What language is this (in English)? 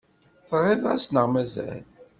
Kabyle